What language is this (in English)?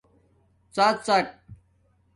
Domaaki